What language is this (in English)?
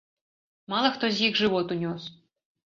Belarusian